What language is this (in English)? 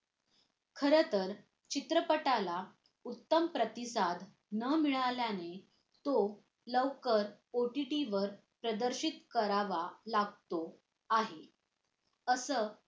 Marathi